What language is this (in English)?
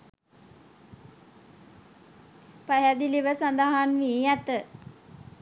Sinhala